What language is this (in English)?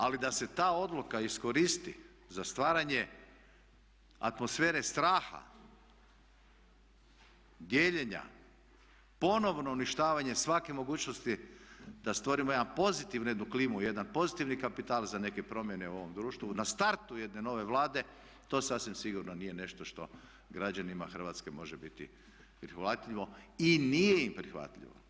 Croatian